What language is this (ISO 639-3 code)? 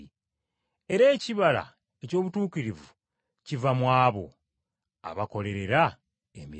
lug